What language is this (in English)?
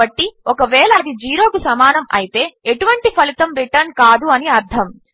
Telugu